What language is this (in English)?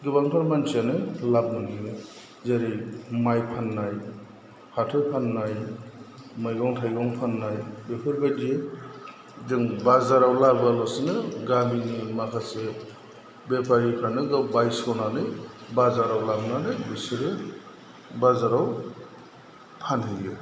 Bodo